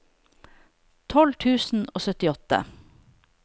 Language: Norwegian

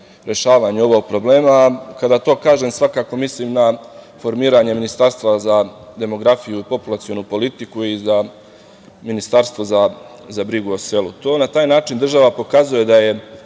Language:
Serbian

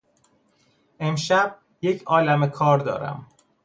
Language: Persian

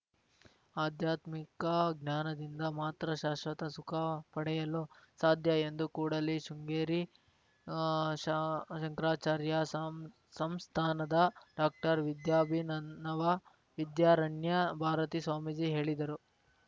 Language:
Kannada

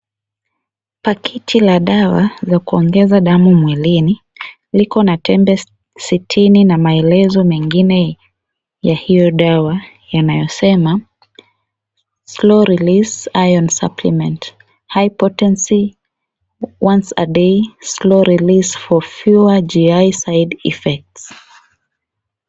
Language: Swahili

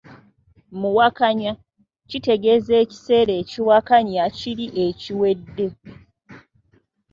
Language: Ganda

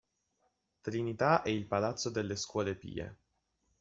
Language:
Italian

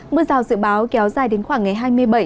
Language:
Vietnamese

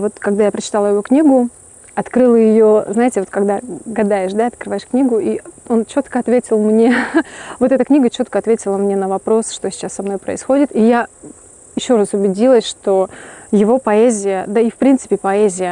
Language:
Russian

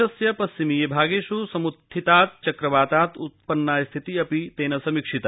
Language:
Sanskrit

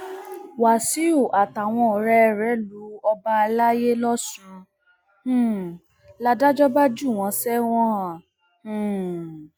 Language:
Yoruba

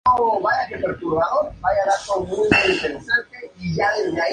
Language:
Spanish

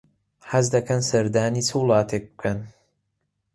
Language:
Central Kurdish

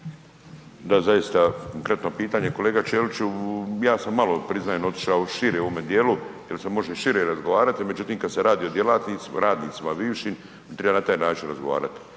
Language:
Croatian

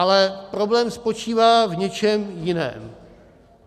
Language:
Czech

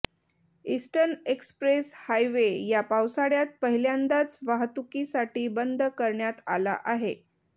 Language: Marathi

